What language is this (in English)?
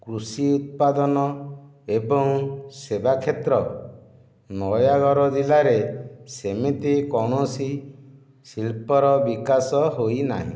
Odia